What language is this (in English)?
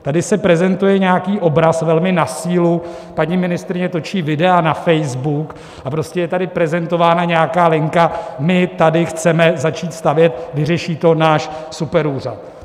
Czech